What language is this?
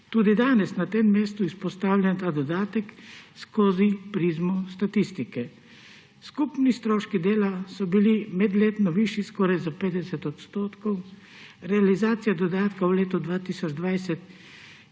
Slovenian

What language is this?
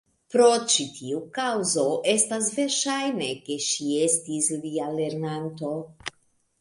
Esperanto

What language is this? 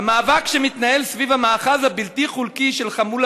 Hebrew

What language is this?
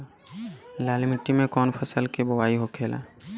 Bhojpuri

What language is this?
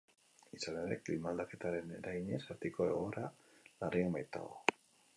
Basque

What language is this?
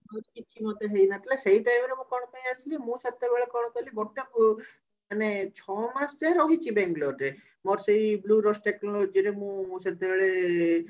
Odia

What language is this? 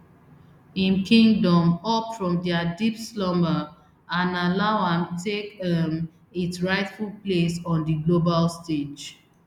Nigerian Pidgin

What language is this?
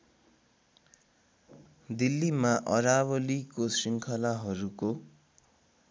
Nepali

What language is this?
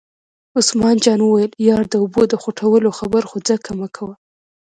Pashto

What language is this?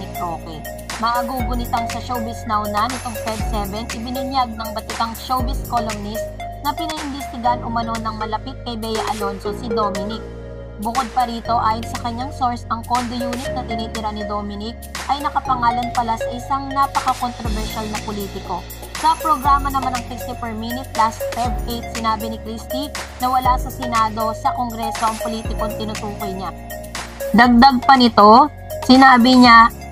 Filipino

